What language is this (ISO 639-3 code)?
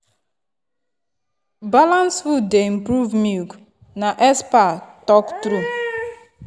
pcm